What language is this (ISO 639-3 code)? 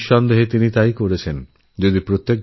ben